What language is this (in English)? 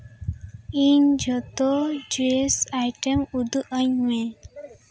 Santali